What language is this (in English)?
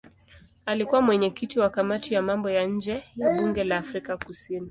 Swahili